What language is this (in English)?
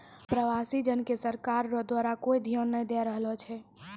Maithili